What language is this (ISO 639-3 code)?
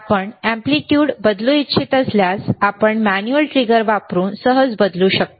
mar